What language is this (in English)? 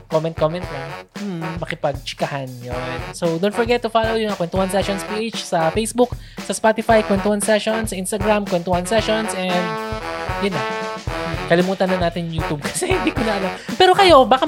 Filipino